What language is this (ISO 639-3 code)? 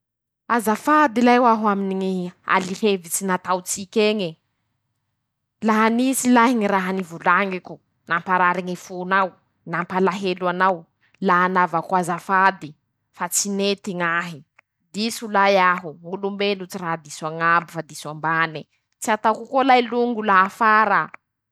msh